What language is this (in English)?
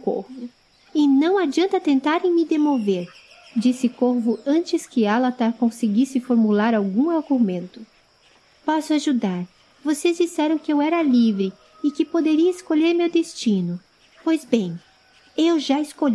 Portuguese